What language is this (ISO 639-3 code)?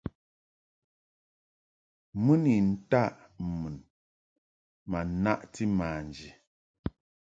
mhk